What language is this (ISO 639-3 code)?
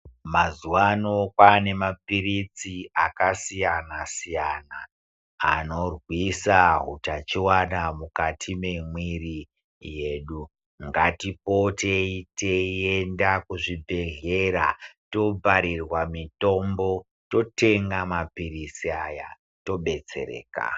ndc